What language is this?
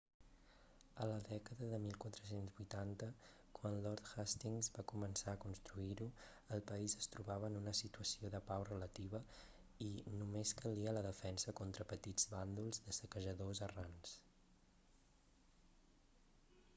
Catalan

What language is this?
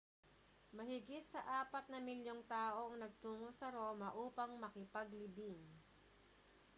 Filipino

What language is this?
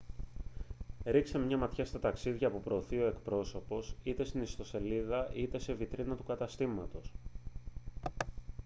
Greek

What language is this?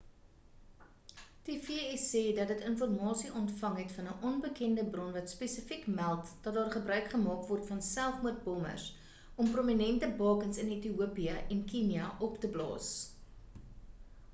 Afrikaans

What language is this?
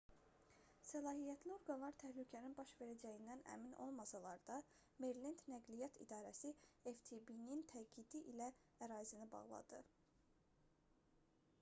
Azerbaijani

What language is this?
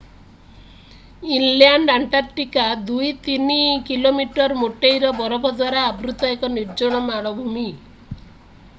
Odia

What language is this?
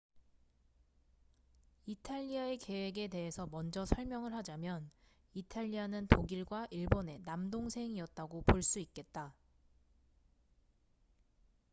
Korean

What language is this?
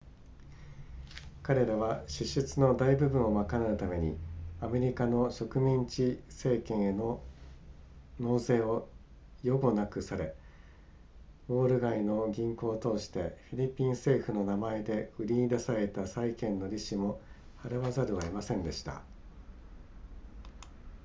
Japanese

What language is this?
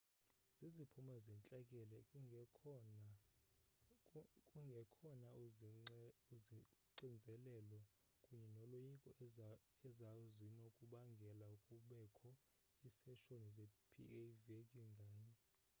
Xhosa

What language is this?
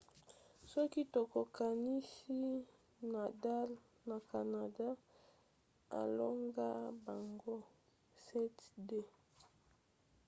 Lingala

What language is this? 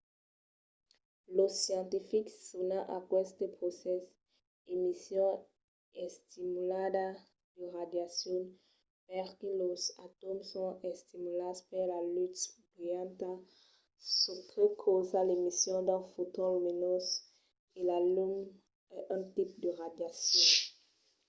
Occitan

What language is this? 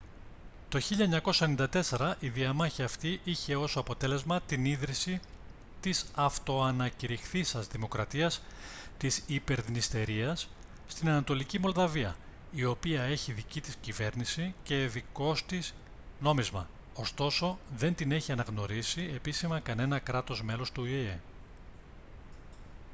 Greek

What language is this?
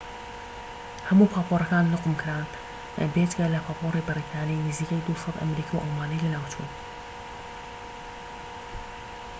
Central Kurdish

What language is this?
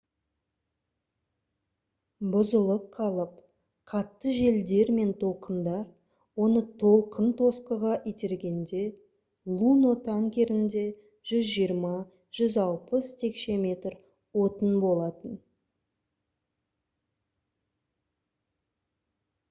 Kazakh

